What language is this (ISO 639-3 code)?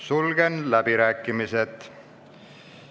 est